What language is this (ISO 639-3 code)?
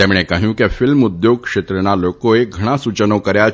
guj